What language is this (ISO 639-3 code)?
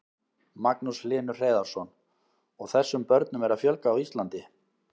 isl